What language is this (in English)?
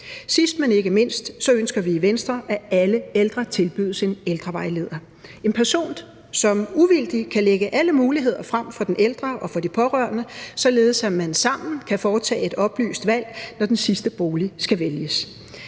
Danish